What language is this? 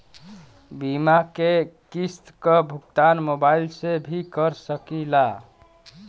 Bhojpuri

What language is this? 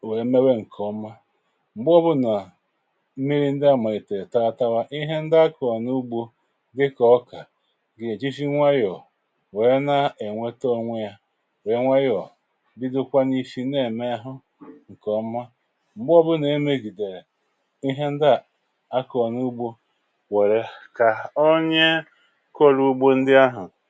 Igbo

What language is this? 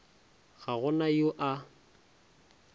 Northern Sotho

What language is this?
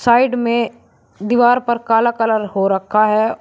Hindi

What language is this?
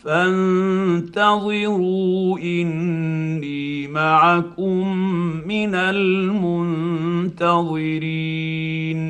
Arabic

